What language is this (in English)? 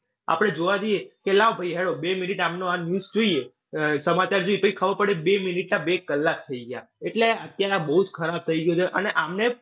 Gujarati